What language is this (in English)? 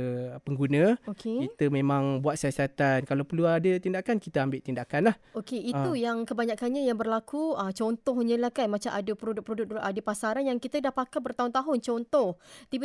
Malay